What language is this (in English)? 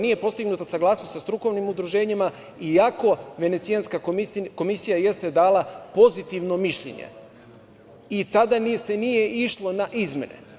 Serbian